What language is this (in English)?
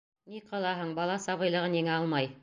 Bashkir